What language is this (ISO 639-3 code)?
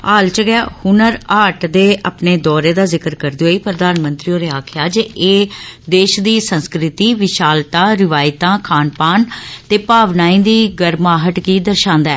doi